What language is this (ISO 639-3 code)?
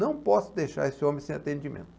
por